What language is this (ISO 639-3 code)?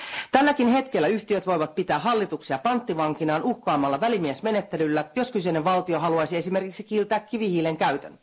fin